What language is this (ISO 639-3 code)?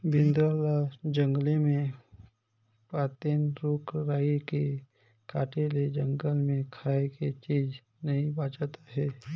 hne